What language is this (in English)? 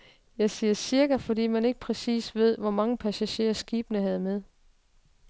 Danish